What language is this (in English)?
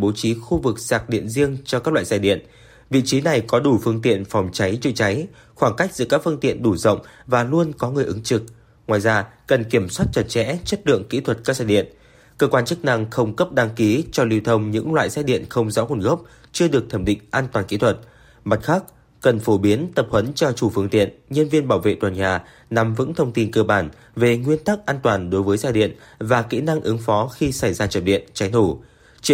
Vietnamese